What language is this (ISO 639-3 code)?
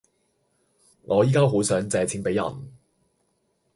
yue